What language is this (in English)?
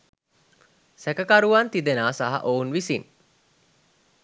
Sinhala